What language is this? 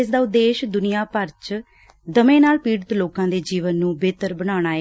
Punjabi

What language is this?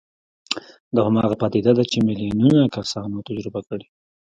Pashto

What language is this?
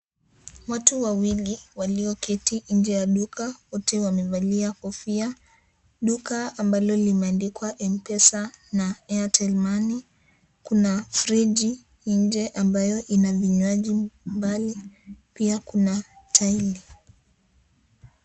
Swahili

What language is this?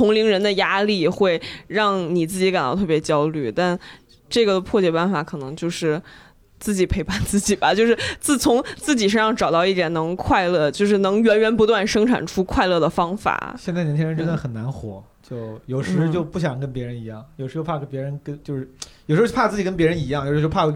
Chinese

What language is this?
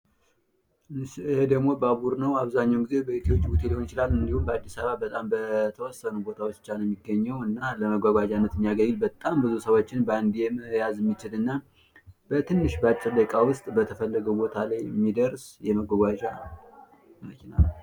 Amharic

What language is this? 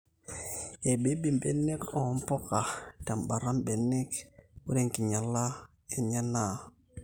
Masai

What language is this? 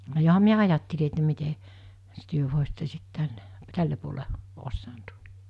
Finnish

